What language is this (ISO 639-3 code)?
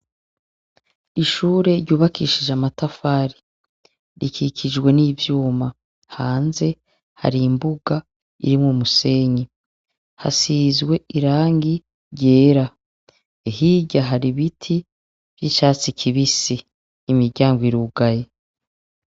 run